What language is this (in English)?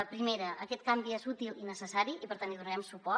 Catalan